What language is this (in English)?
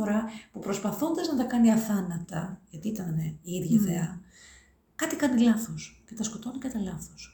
Greek